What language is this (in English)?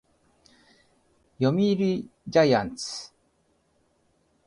Japanese